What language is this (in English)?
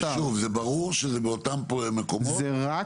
Hebrew